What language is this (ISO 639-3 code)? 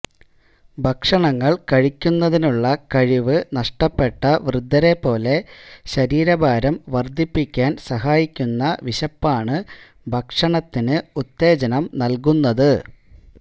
mal